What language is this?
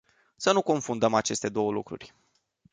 Romanian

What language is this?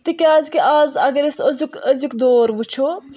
Kashmiri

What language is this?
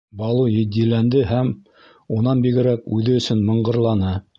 Bashkir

